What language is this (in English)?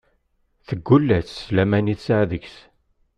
Kabyle